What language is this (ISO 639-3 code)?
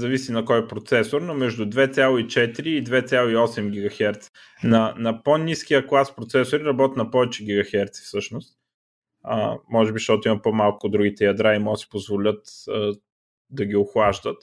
bul